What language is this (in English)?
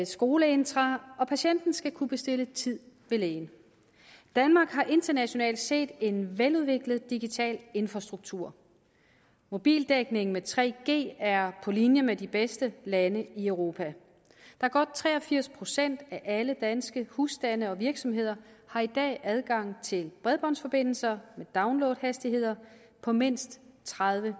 Danish